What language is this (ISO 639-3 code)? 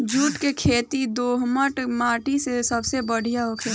bho